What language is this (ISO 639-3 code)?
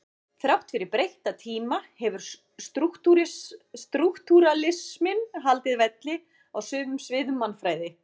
isl